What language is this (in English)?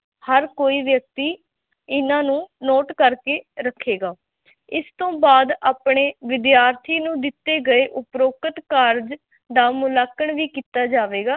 Punjabi